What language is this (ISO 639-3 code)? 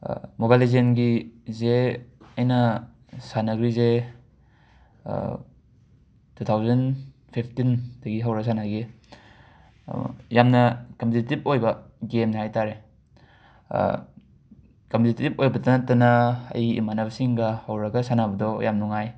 mni